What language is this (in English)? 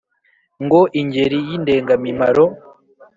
Kinyarwanda